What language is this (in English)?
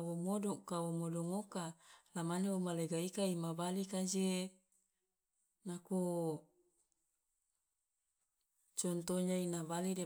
Loloda